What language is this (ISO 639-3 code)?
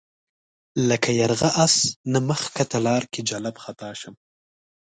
pus